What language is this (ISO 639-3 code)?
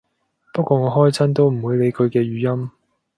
yue